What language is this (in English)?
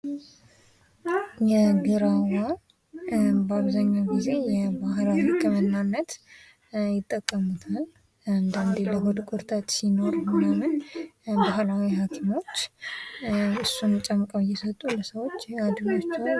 Amharic